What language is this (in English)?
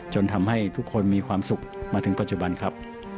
Thai